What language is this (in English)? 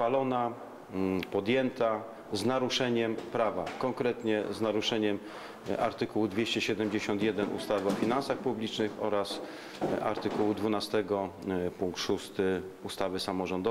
Polish